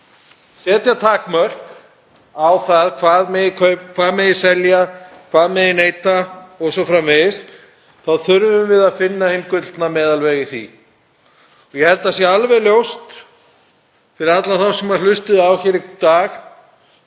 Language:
Icelandic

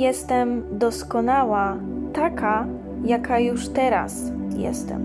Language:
Polish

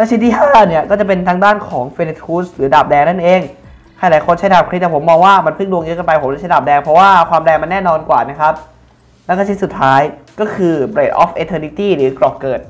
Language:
Thai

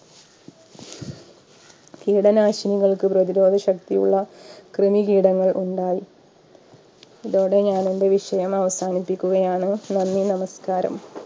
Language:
Malayalam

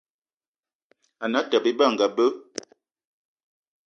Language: Eton (Cameroon)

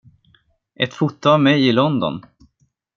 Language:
Swedish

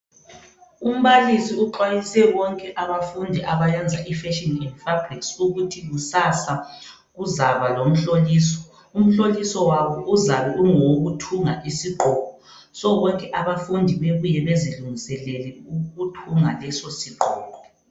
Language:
North Ndebele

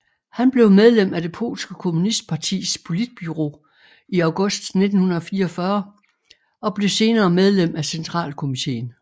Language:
Danish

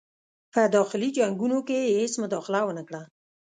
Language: Pashto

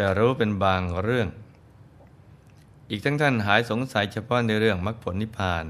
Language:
Thai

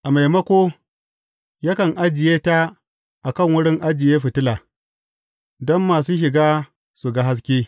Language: Hausa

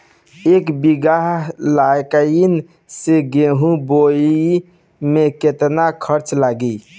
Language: Bhojpuri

